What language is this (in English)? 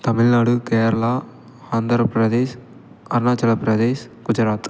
Tamil